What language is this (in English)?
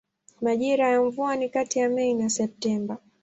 Swahili